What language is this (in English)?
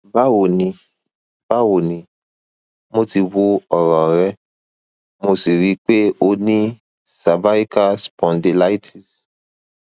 Yoruba